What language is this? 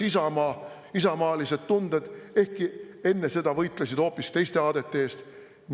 Estonian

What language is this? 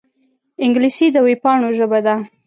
Pashto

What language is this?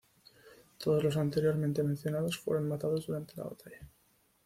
Spanish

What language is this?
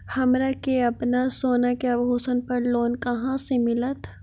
Magahi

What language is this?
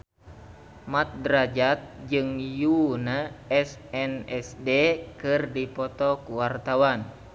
Sundanese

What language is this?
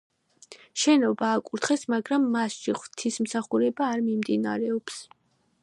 Georgian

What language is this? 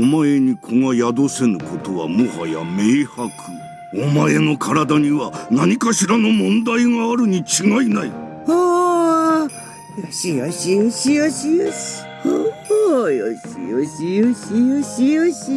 Japanese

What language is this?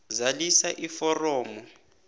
South Ndebele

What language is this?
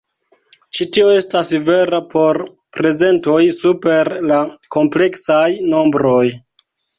Esperanto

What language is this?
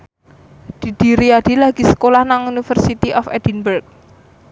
Javanese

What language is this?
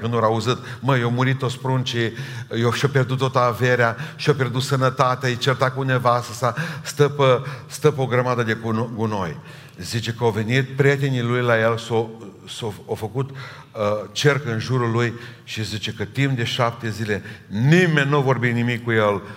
Romanian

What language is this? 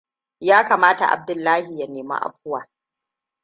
Hausa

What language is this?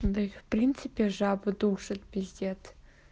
Russian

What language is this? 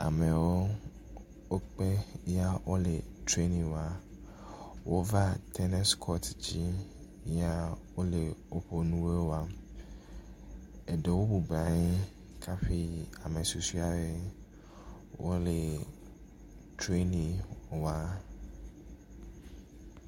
Ewe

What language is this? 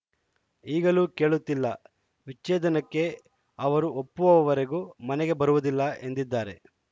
Kannada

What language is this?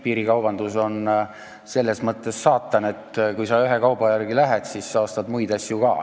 Estonian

